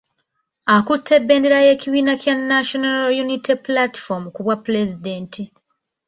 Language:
Ganda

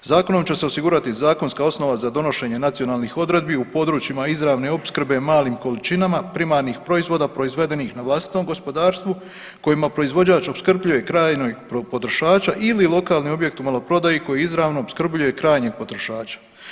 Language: Croatian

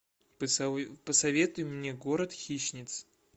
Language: Russian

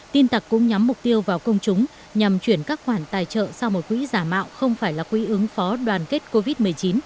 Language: Vietnamese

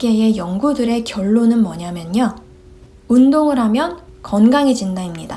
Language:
Korean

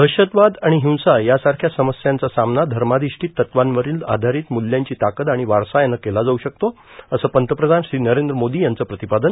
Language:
Marathi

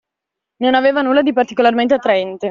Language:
Italian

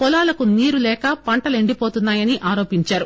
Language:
Telugu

